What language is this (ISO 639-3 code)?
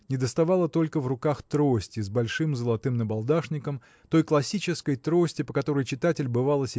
rus